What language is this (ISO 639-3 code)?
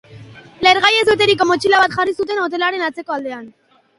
eus